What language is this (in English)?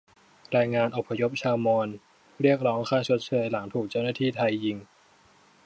Thai